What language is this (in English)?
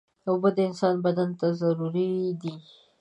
Pashto